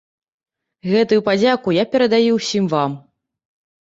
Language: Belarusian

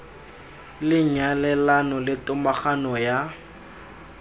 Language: Tswana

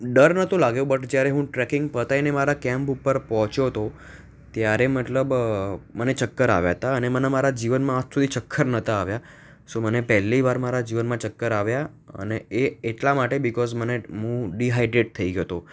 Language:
Gujarati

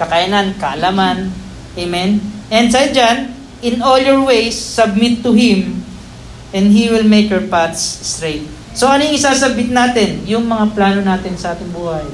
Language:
Filipino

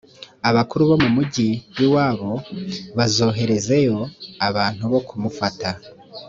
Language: Kinyarwanda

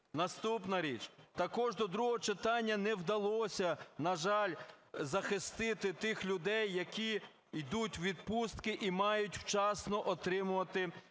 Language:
Ukrainian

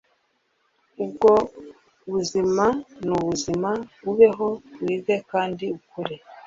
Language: Kinyarwanda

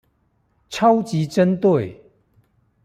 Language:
Chinese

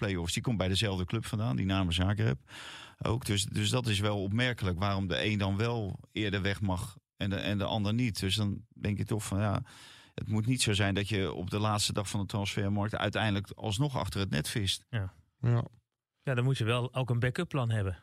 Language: Dutch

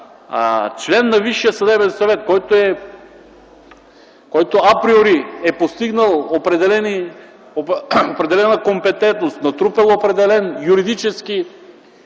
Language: Bulgarian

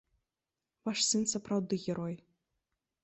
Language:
Belarusian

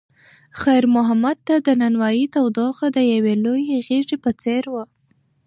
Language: Pashto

